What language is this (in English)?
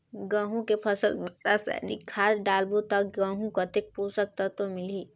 Chhattisgarhi